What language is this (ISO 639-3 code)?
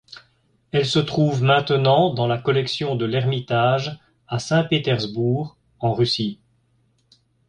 fra